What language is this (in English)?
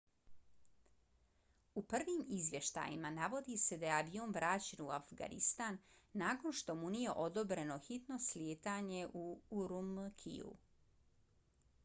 Bosnian